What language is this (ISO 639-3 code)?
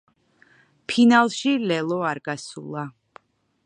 kat